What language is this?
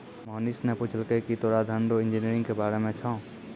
Maithili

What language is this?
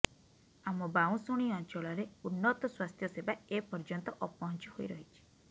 Odia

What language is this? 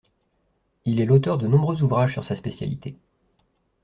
French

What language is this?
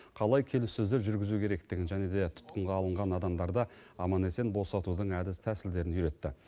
Kazakh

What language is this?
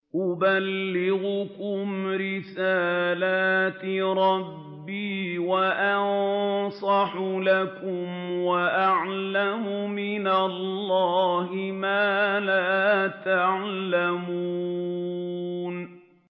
Arabic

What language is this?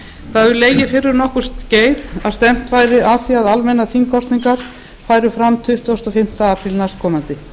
Icelandic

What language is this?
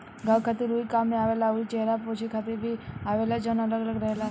Bhojpuri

